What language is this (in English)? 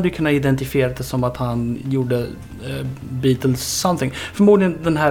Swedish